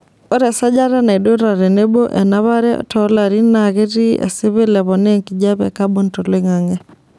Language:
Masai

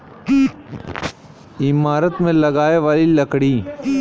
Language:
Bhojpuri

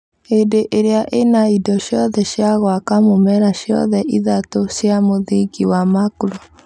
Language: Kikuyu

